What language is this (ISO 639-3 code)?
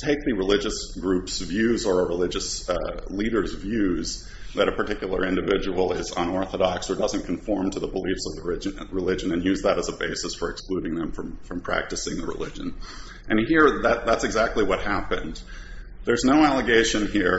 eng